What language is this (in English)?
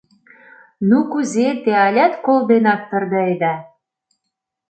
Mari